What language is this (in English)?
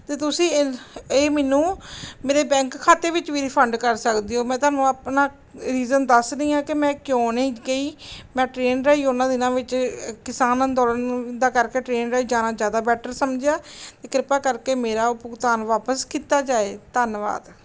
Punjabi